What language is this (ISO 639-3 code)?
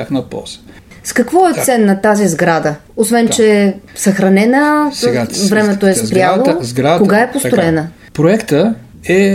bul